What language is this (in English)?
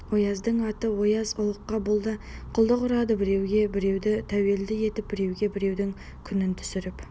Kazakh